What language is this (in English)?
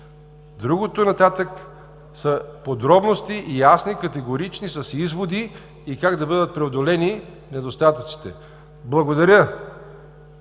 Bulgarian